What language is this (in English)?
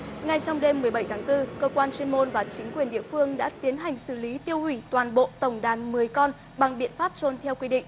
Vietnamese